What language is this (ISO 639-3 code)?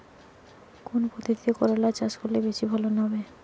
ben